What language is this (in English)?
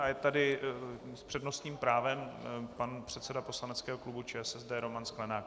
Czech